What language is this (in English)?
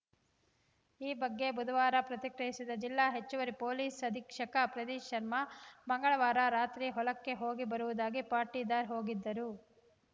Kannada